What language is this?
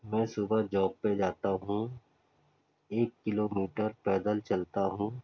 Urdu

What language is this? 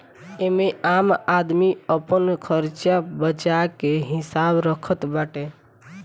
Bhojpuri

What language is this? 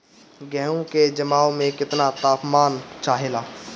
Bhojpuri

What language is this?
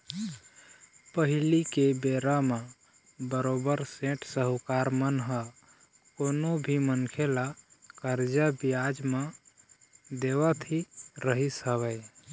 Chhattisgarhi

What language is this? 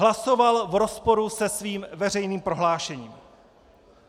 Czech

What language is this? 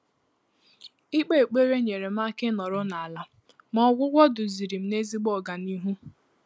Igbo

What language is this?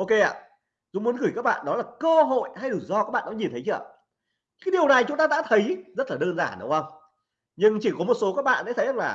Vietnamese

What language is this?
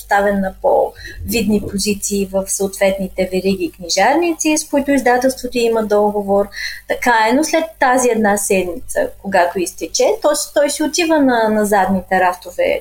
Bulgarian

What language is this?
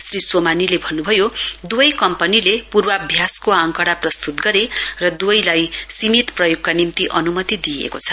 Nepali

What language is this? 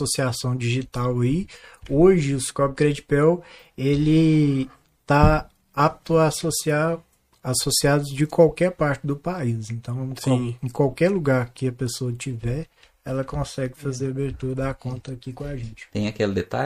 Portuguese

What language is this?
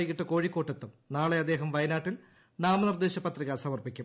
Malayalam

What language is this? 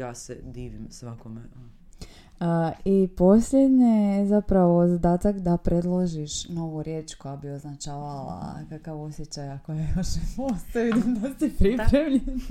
Croatian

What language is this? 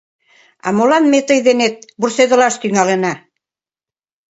Mari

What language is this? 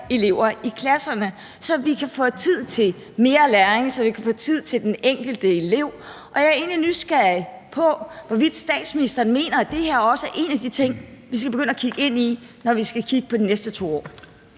Danish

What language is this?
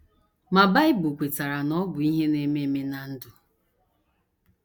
Igbo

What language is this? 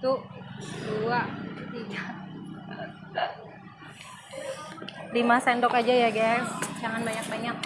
Indonesian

